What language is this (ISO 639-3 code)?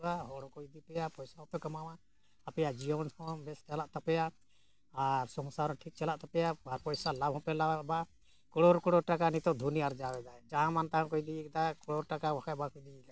sat